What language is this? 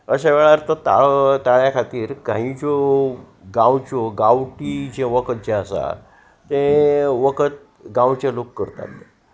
Konkani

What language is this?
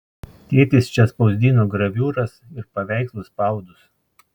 Lithuanian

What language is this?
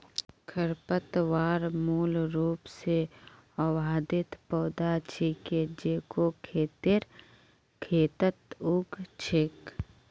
Magahi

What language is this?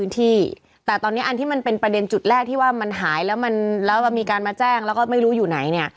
Thai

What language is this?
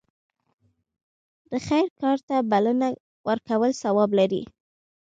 Pashto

